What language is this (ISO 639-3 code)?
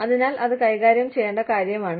mal